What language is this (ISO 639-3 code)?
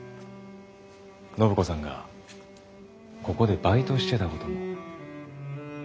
jpn